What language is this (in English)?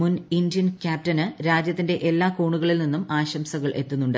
Malayalam